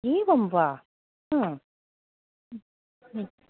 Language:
Sanskrit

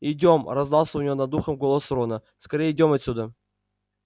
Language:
Russian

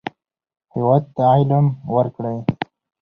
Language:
Pashto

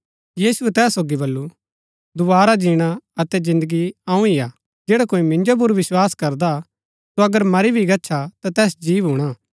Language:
Gaddi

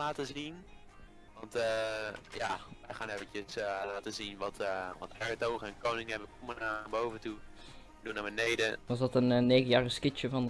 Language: Dutch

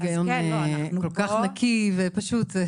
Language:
Hebrew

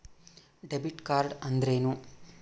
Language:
Kannada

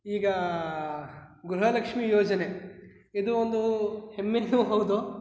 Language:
Kannada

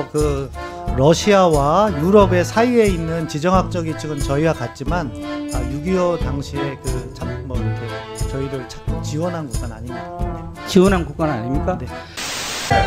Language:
Korean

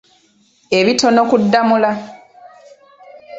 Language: Ganda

